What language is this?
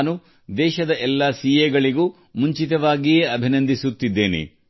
Kannada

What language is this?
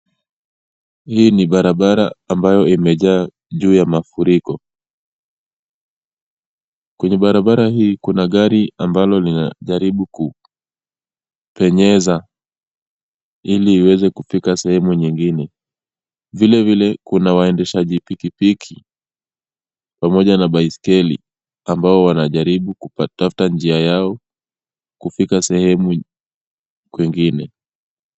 Swahili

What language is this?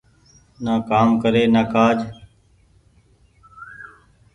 Goaria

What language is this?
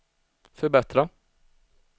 Swedish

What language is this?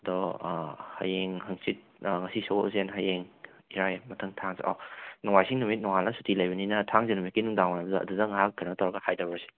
Manipuri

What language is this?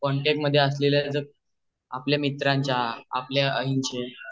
Marathi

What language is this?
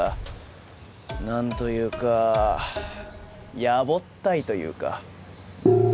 Japanese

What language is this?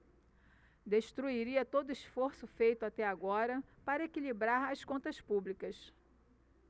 Portuguese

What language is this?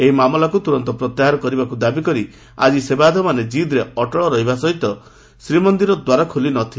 Odia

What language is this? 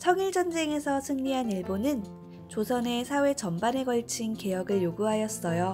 Korean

